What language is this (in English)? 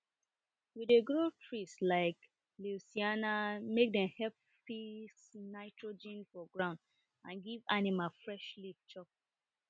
Nigerian Pidgin